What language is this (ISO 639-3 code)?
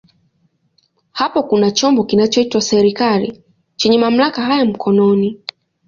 swa